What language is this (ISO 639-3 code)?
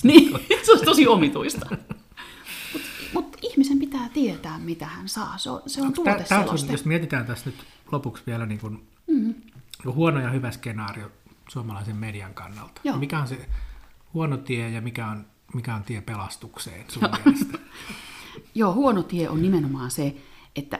fin